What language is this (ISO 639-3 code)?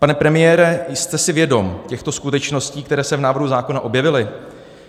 ces